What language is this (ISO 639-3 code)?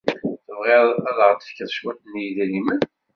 kab